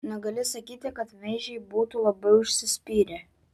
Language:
Lithuanian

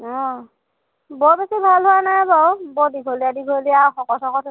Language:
Assamese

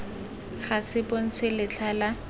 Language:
Tswana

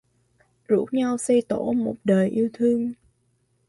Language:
Vietnamese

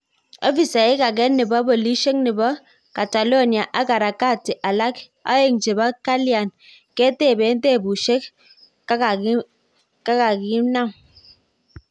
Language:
Kalenjin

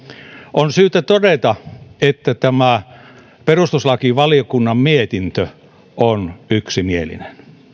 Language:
Finnish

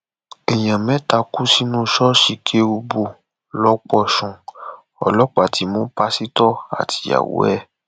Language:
Yoruba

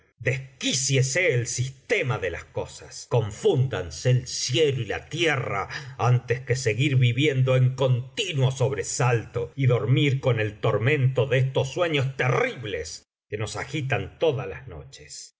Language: Spanish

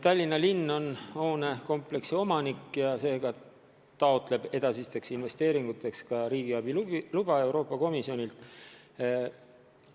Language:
Estonian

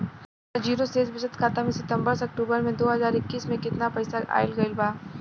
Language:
Bhojpuri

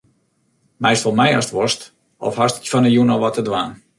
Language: Western Frisian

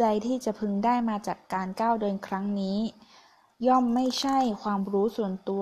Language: Thai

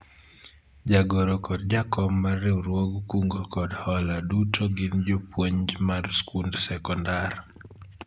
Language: Luo (Kenya and Tanzania)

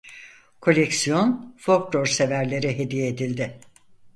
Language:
Turkish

